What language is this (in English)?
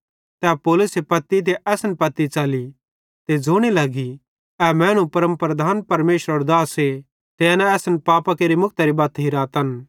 Bhadrawahi